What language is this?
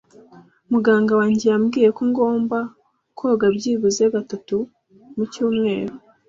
Kinyarwanda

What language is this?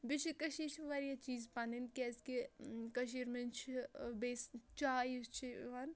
Kashmiri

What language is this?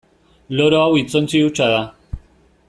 Basque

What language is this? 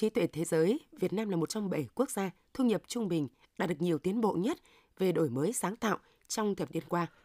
Vietnamese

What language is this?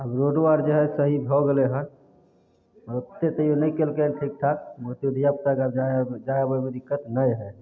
Maithili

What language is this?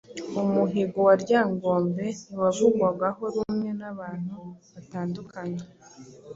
Kinyarwanda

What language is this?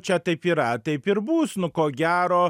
Lithuanian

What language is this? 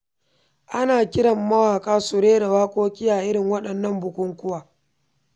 Hausa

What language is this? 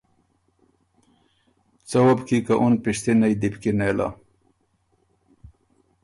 Ormuri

